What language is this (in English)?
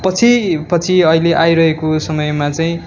Nepali